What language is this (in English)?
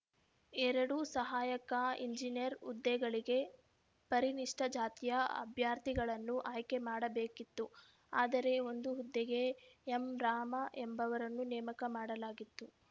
Kannada